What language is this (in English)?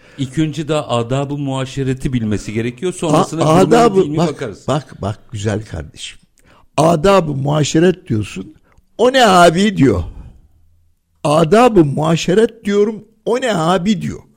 Turkish